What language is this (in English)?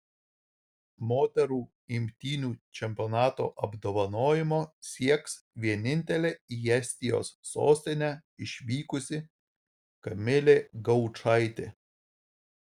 Lithuanian